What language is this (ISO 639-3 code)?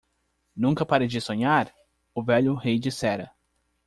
por